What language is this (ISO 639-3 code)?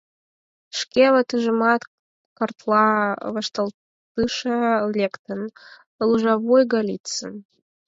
chm